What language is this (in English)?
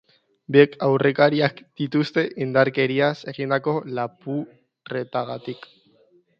Basque